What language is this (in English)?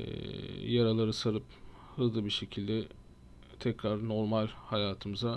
Turkish